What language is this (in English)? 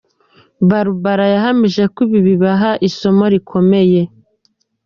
Kinyarwanda